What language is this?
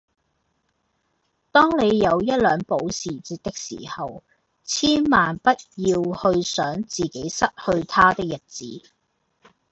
Cantonese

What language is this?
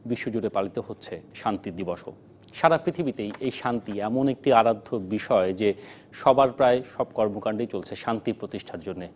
Bangla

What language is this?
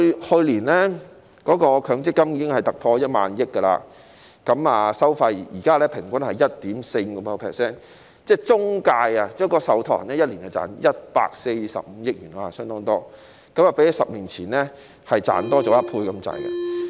Cantonese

